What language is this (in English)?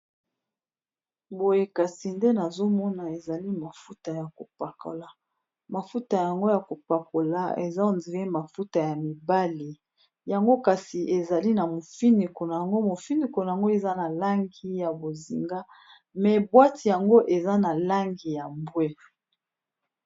Lingala